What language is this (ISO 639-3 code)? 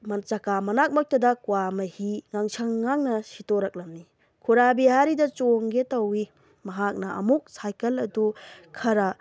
mni